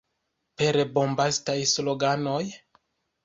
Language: Esperanto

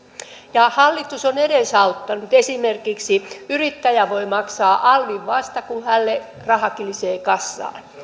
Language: Finnish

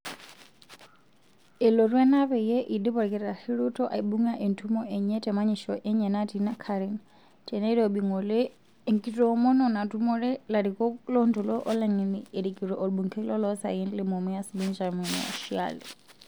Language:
Masai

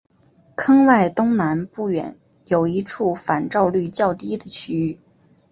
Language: Chinese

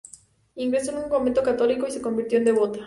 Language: Spanish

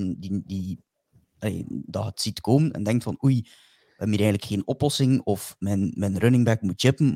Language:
Dutch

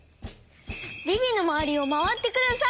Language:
Japanese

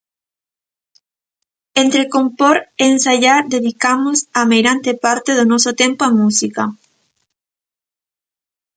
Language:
Galician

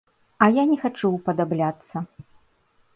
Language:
Belarusian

